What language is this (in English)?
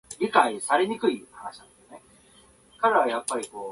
Japanese